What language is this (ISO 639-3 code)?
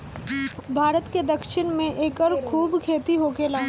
bho